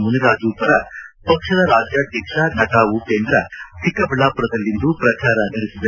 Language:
Kannada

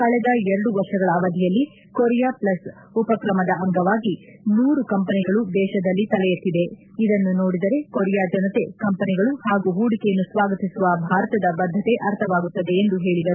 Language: Kannada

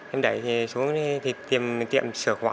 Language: Vietnamese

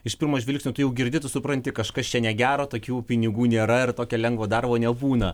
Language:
Lithuanian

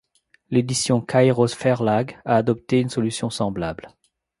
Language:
French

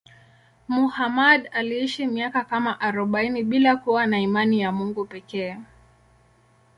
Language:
Swahili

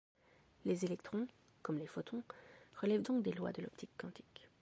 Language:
French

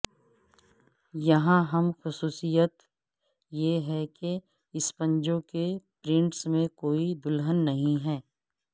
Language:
Urdu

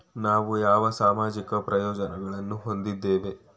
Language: Kannada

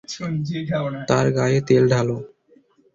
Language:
Bangla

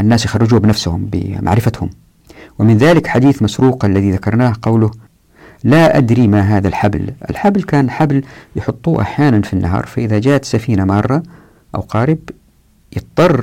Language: Arabic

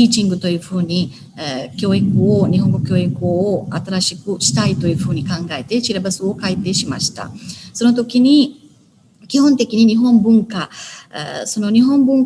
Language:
Japanese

